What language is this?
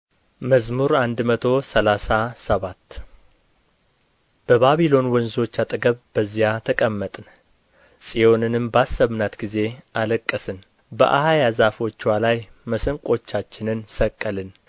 Amharic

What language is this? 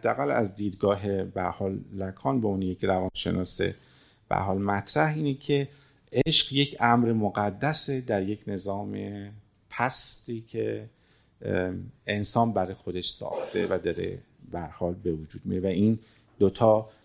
Persian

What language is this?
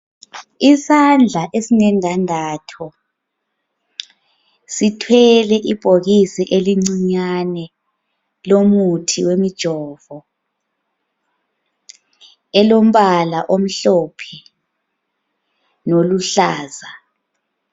North Ndebele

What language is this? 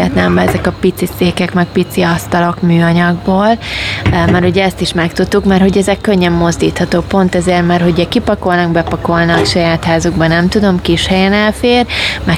Hungarian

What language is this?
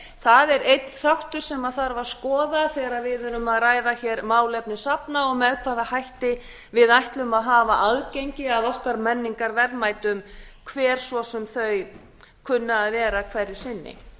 Icelandic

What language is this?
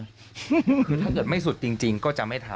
Thai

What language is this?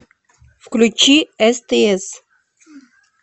Russian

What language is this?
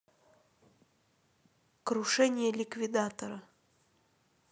Russian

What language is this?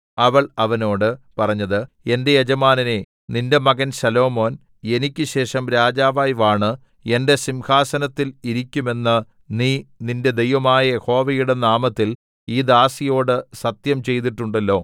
Malayalam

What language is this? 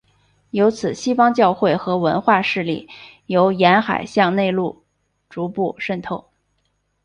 Chinese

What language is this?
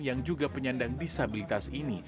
Indonesian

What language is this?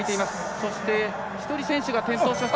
Japanese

